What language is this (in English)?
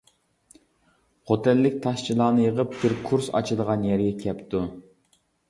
Uyghur